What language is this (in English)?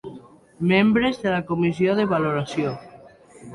Catalan